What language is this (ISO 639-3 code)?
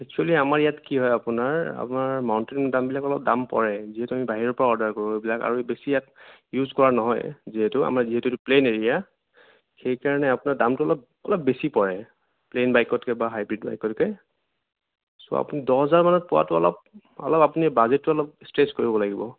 asm